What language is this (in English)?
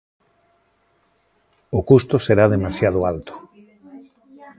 Galician